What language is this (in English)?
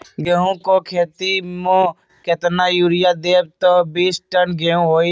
Magahi